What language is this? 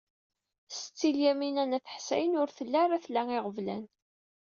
Kabyle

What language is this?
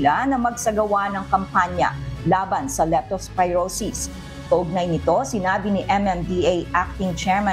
Filipino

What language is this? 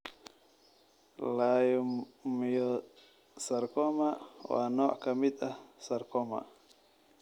Somali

